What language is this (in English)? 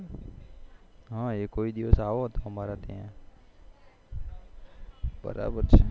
Gujarati